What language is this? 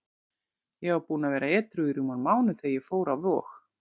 Icelandic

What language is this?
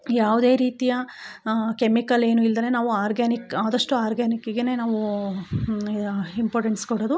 Kannada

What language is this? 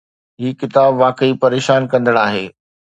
Sindhi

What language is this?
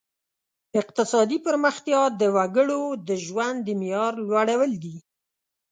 Pashto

